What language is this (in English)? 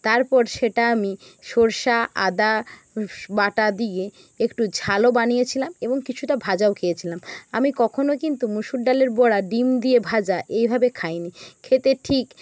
Bangla